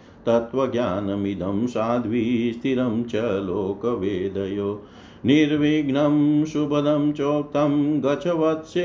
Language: Hindi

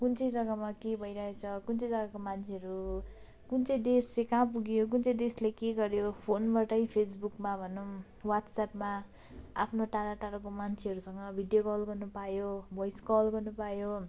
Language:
Nepali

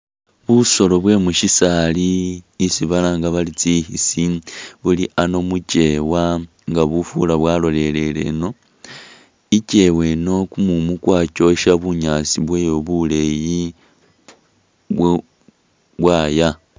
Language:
Masaaba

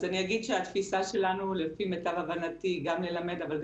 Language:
Hebrew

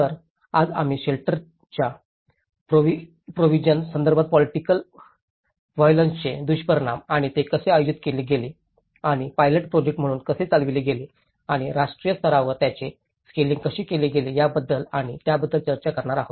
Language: Marathi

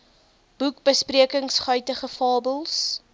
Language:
Afrikaans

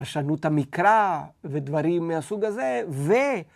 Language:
Hebrew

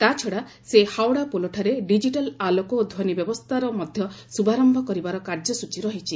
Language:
Odia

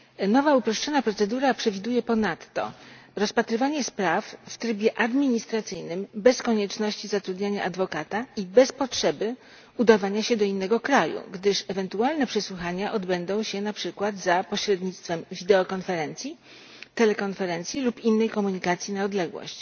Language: Polish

